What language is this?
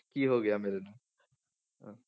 Punjabi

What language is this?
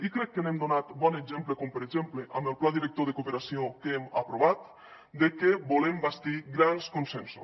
Catalan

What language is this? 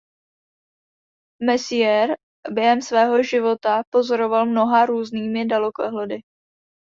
Czech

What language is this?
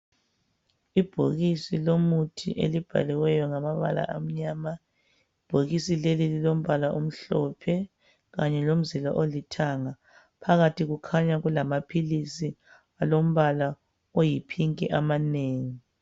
North Ndebele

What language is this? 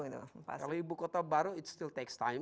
Indonesian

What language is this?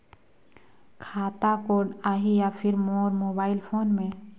Chhattisgarhi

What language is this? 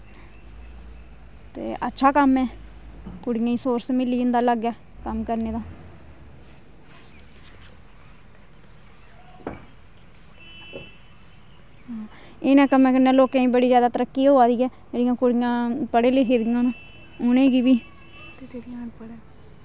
Dogri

